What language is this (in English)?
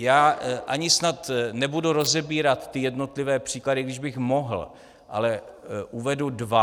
Czech